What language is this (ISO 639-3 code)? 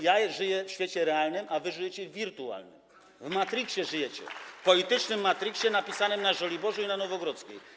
pol